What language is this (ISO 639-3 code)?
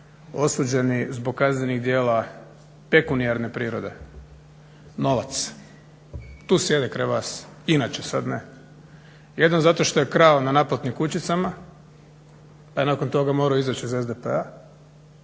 hrv